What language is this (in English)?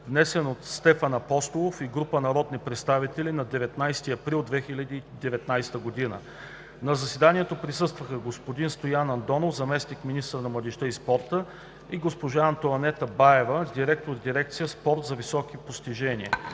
Bulgarian